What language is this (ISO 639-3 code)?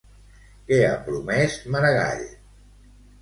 cat